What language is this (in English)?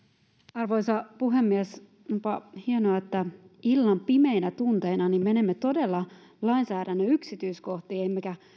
Finnish